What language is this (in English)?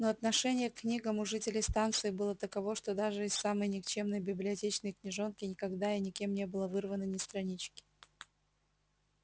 Russian